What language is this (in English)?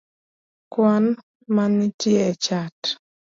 Luo (Kenya and Tanzania)